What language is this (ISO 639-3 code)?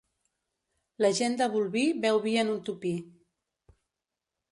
cat